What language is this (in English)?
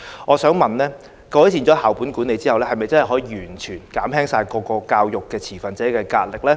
Cantonese